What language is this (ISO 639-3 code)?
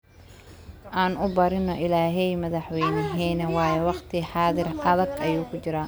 som